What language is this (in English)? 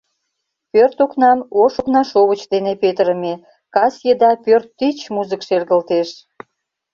Mari